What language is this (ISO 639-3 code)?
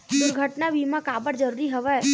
hne